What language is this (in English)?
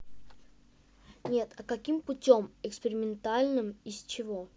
Russian